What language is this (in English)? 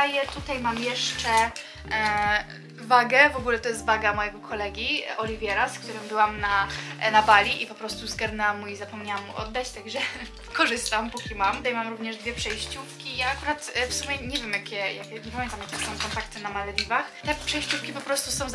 Polish